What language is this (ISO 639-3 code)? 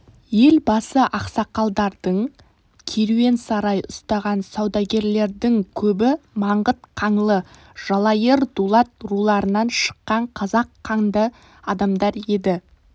kaz